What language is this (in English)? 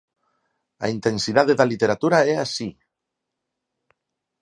Galician